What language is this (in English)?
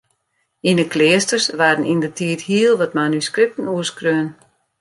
Western Frisian